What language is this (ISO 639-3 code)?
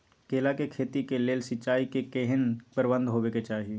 mai